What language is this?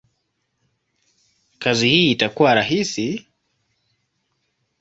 Swahili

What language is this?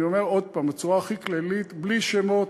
Hebrew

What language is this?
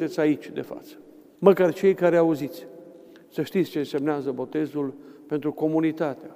Romanian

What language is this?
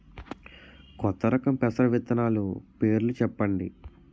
Telugu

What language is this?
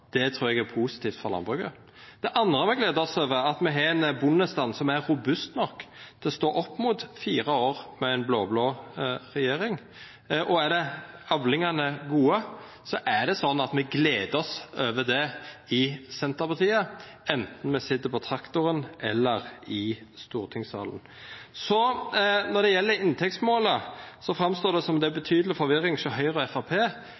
Norwegian Nynorsk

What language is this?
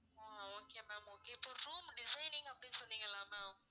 Tamil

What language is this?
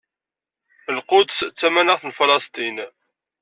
Kabyle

